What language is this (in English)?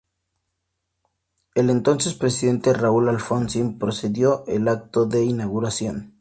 Spanish